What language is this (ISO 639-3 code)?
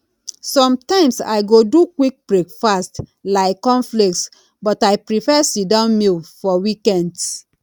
pcm